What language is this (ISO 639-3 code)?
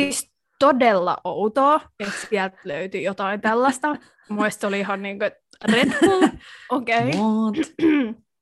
fin